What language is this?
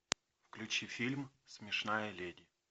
Russian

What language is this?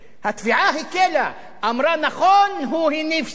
Hebrew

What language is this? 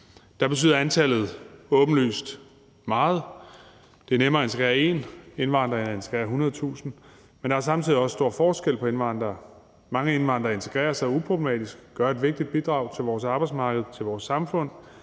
Danish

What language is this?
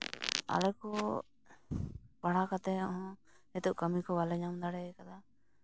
Santali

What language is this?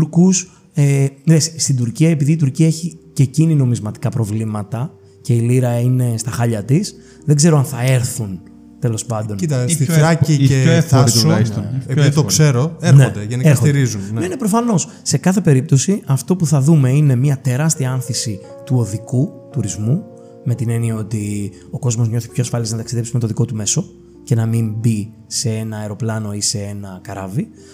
Greek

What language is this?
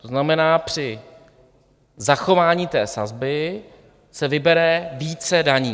Czech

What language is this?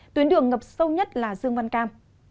Vietnamese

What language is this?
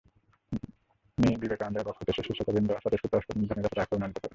Bangla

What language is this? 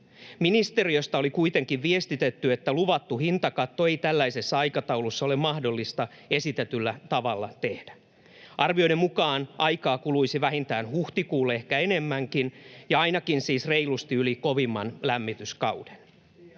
Finnish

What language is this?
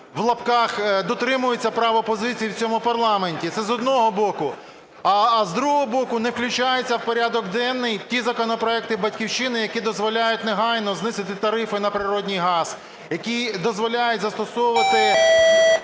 Ukrainian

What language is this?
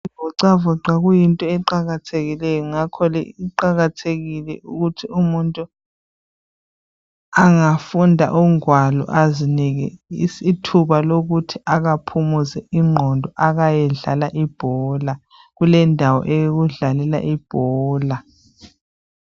North Ndebele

